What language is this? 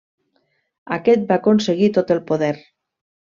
Catalan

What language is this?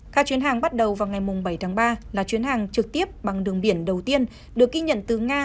Vietnamese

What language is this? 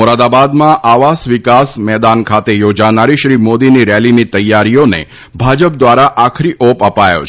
Gujarati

